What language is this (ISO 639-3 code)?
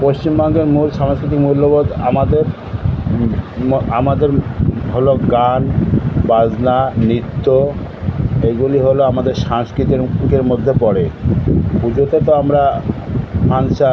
ben